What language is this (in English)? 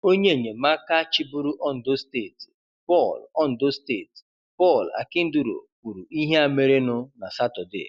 Igbo